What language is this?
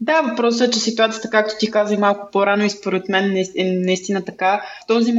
Bulgarian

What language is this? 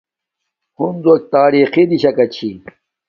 Domaaki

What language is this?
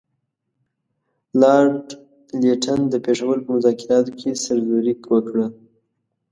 Pashto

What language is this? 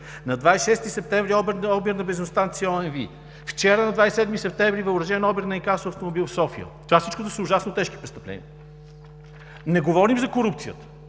Bulgarian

